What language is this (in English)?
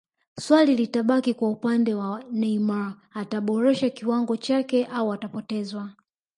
Swahili